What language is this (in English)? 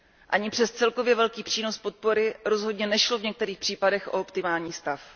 Czech